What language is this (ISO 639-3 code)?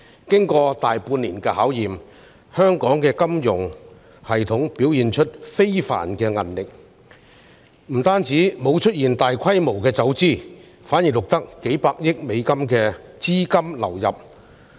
yue